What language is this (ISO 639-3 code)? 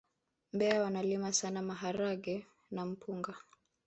swa